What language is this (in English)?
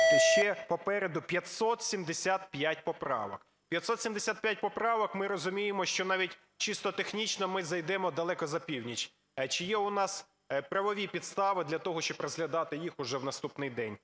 Ukrainian